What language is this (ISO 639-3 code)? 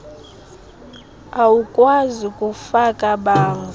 xho